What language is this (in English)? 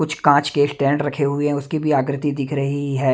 Hindi